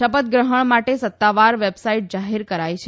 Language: Gujarati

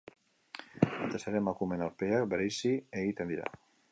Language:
Basque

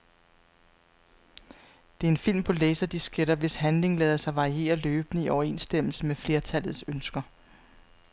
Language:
Danish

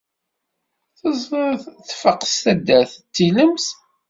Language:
Kabyle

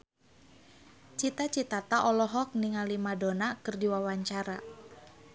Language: Sundanese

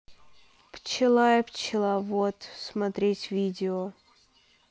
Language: Russian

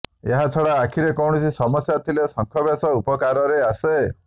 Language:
Odia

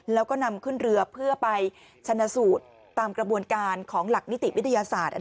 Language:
Thai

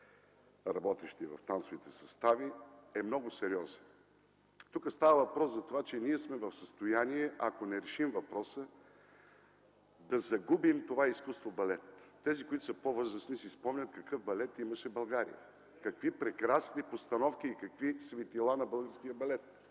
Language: Bulgarian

